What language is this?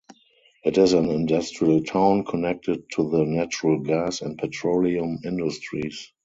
English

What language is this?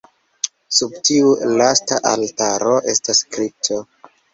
Esperanto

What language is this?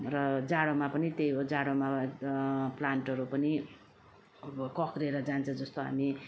Nepali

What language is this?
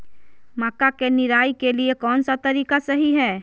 Magahi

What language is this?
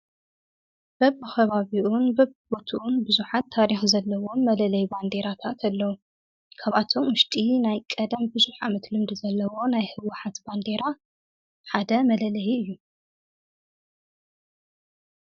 Tigrinya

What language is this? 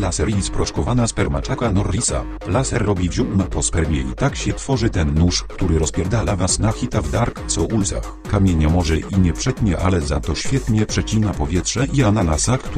Polish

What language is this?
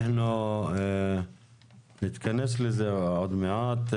Hebrew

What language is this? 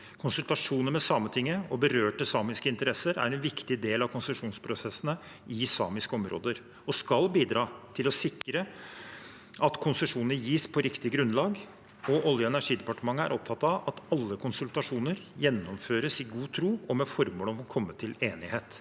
Norwegian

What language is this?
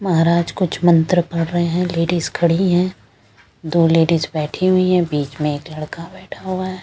Hindi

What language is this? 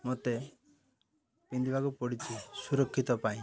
Odia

